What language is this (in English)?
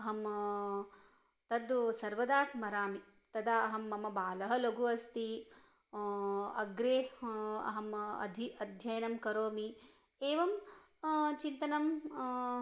Sanskrit